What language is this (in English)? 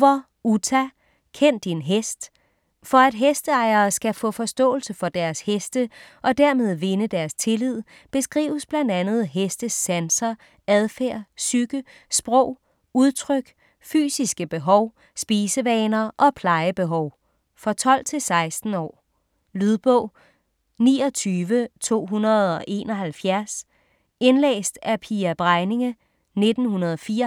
Danish